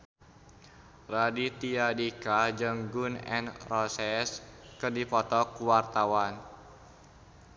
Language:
Sundanese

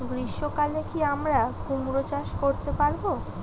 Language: Bangla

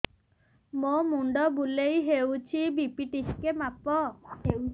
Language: Odia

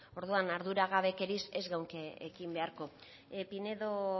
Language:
Basque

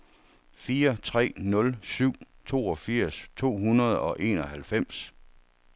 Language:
Danish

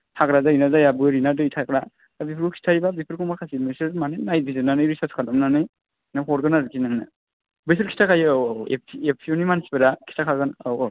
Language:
Bodo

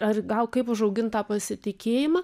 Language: Lithuanian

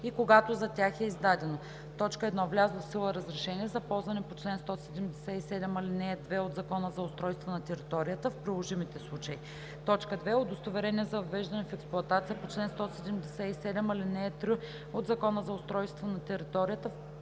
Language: Bulgarian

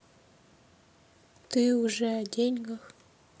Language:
Russian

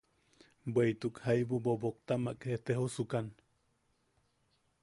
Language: Yaqui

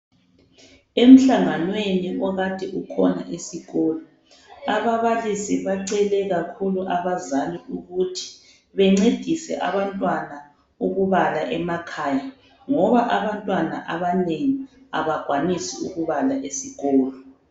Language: North Ndebele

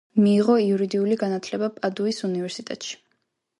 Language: Georgian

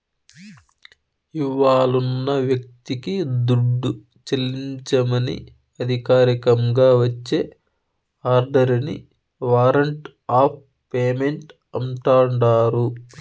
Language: Telugu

